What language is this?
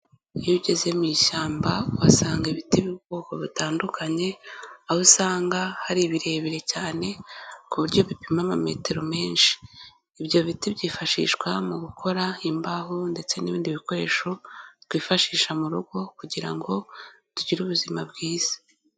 Kinyarwanda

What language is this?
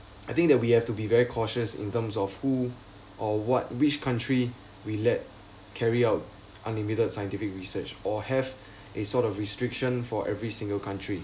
English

